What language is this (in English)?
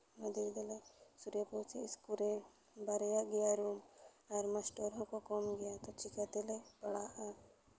Santali